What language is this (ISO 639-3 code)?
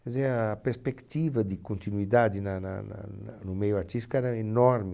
por